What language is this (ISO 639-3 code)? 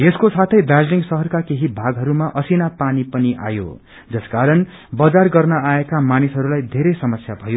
nep